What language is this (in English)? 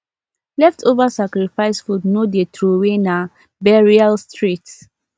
Nigerian Pidgin